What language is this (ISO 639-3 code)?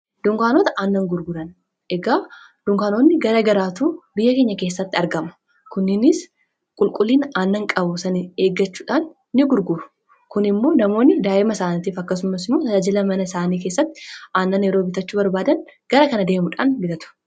orm